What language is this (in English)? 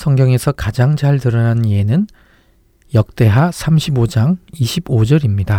Korean